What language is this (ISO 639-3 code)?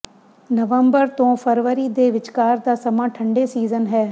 pan